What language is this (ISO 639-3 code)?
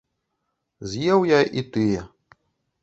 bel